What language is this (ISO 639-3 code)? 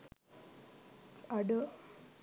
sin